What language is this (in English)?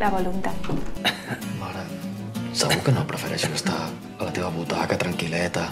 Spanish